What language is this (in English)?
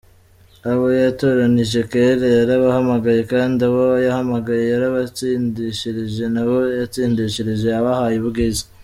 Kinyarwanda